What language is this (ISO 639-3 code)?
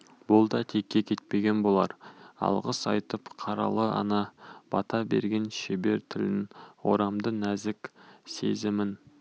kaz